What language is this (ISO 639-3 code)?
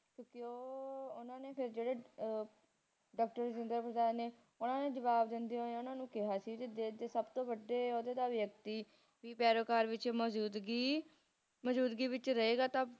pan